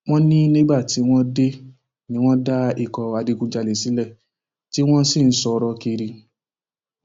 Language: Yoruba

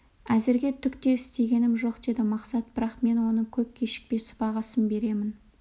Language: Kazakh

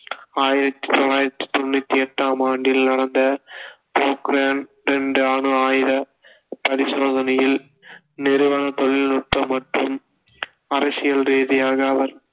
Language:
Tamil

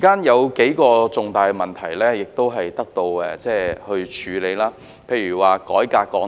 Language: Cantonese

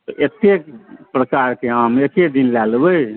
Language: Maithili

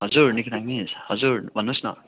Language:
Nepali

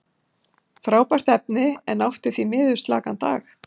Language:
Icelandic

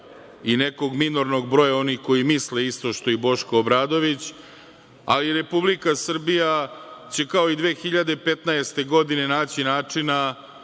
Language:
Serbian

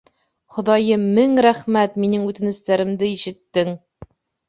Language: Bashkir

